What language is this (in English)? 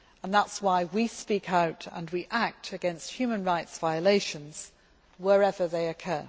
English